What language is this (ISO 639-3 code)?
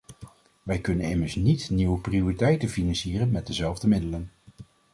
nld